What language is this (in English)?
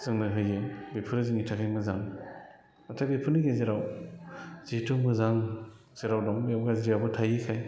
Bodo